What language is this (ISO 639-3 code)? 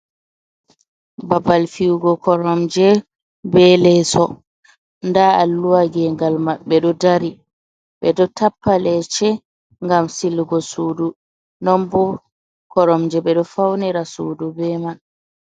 ful